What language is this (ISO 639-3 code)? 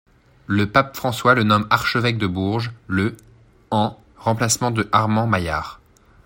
fra